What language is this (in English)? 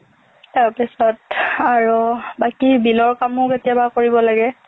Assamese